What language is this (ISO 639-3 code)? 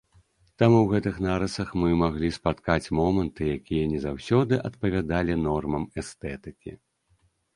bel